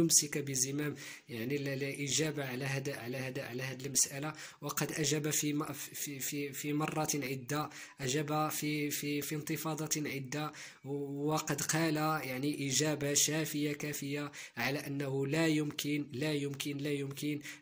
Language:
Arabic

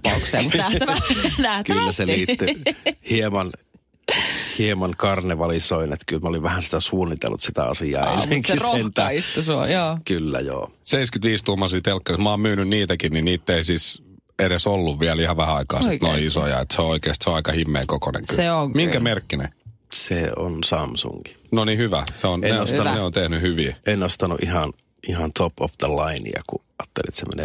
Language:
Finnish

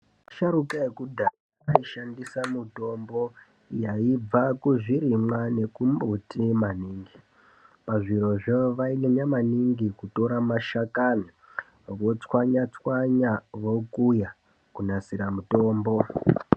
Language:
Ndau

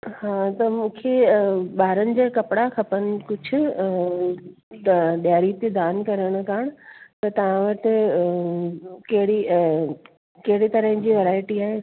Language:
Sindhi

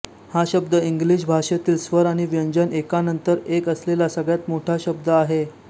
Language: Marathi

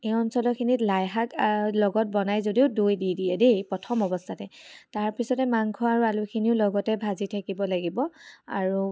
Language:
Assamese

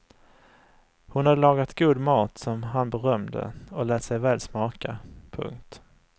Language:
Swedish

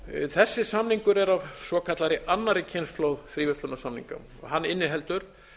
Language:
Icelandic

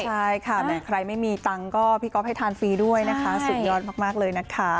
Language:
Thai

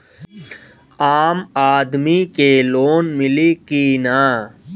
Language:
Bhojpuri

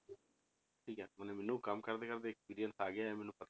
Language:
Punjabi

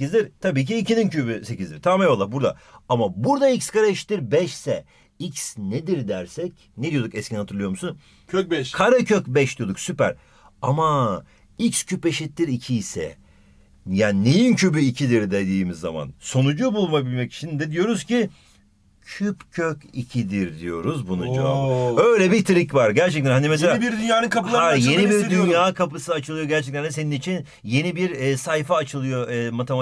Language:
Turkish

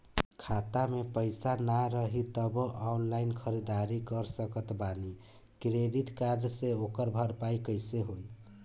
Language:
Bhojpuri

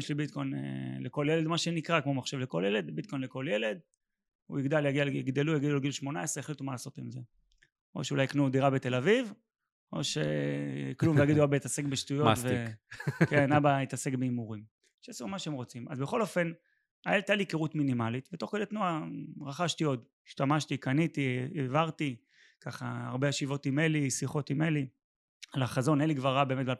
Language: Hebrew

